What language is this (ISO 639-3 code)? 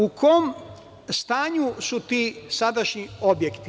srp